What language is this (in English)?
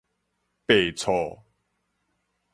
Min Nan Chinese